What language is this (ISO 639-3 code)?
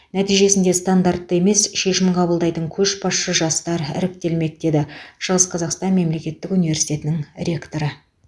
kaz